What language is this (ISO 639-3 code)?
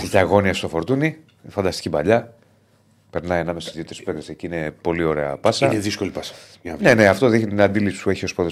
ell